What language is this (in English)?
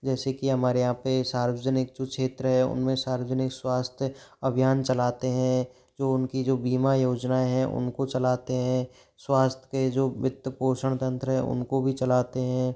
Hindi